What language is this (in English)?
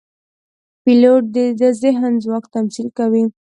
Pashto